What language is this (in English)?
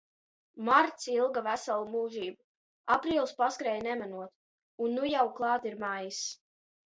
Latvian